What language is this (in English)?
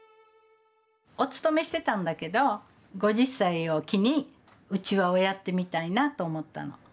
Japanese